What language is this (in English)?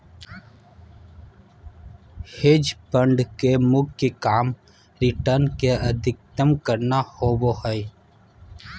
Magahi